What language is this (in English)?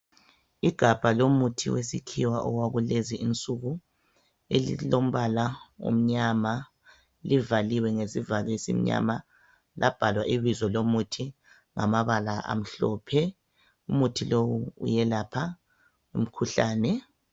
North Ndebele